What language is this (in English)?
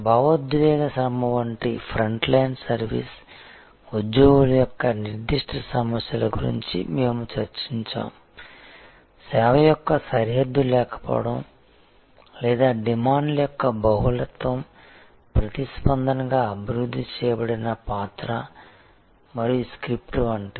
Telugu